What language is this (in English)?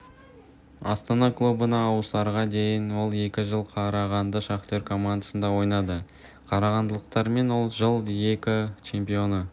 Kazakh